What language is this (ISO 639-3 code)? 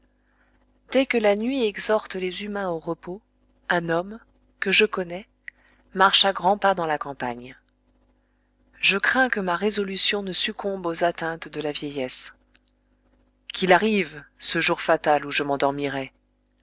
fra